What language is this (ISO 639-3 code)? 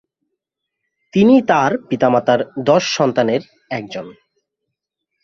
ben